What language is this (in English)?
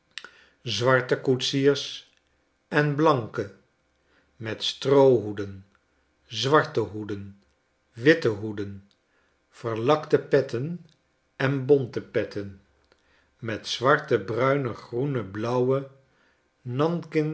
Dutch